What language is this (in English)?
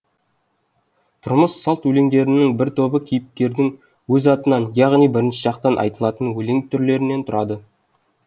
Kazakh